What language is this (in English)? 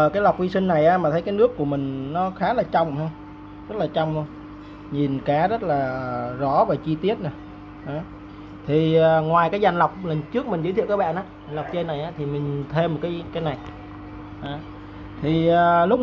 Vietnamese